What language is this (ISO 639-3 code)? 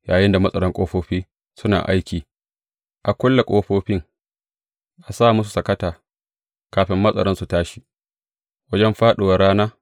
hau